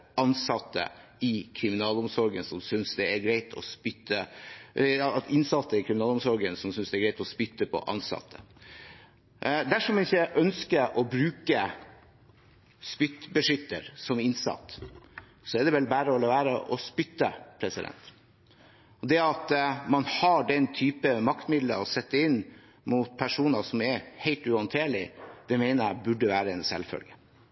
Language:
Norwegian Bokmål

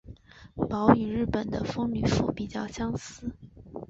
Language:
Chinese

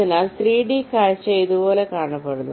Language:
Malayalam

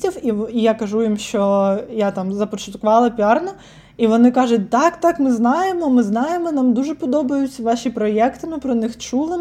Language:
Ukrainian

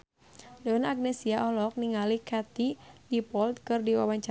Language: Sundanese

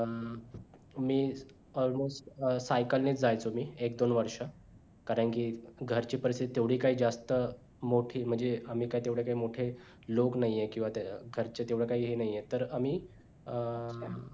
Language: Marathi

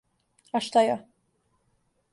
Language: Serbian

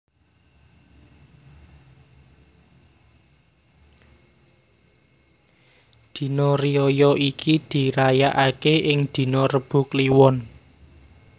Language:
Javanese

